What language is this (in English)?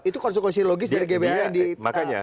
Indonesian